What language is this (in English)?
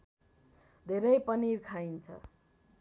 Nepali